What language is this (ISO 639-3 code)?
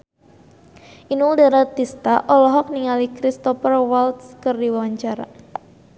sun